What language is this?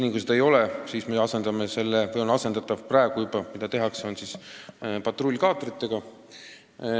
Estonian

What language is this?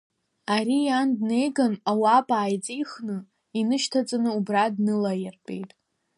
Abkhazian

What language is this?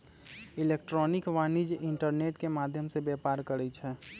Magahi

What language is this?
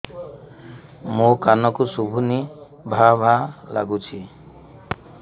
Odia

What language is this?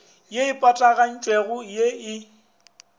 Northern Sotho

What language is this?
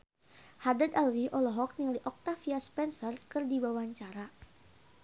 Sundanese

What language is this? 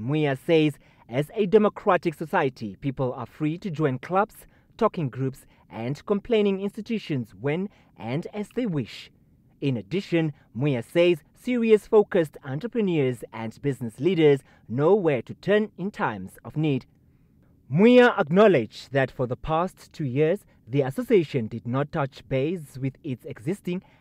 English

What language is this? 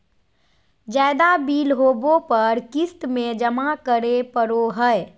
Magahi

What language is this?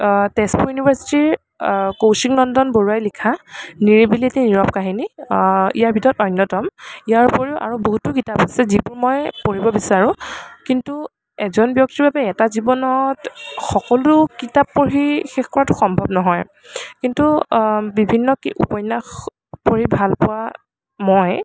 Assamese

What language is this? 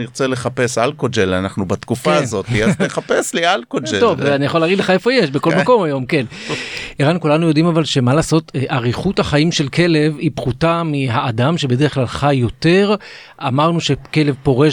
Hebrew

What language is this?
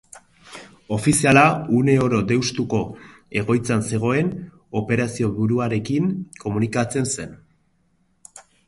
Basque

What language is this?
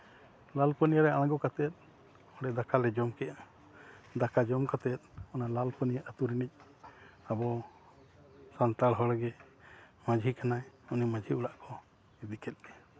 Santali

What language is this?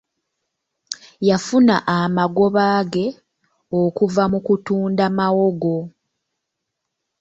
Ganda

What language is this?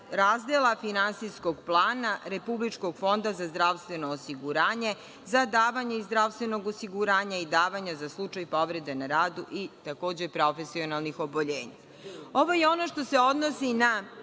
Serbian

